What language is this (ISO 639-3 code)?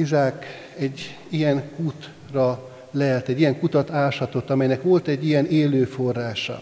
hun